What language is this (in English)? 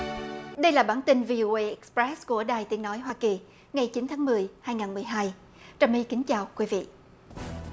Vietnamese